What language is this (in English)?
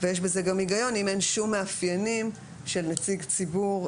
Hebrew